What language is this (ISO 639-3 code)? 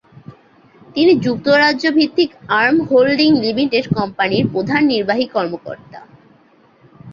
ben